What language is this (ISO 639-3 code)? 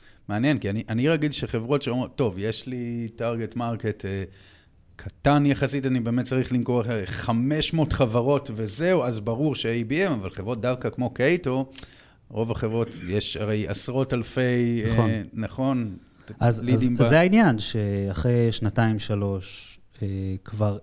heb